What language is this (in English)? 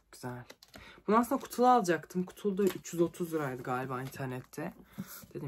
Turkish